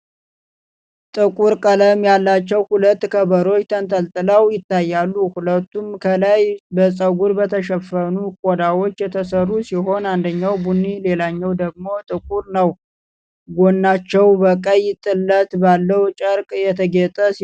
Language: Amharic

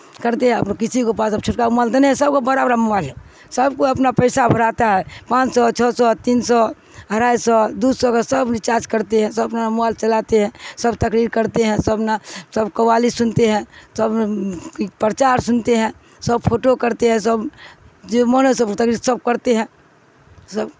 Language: Urdu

